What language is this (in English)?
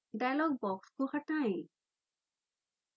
Hindi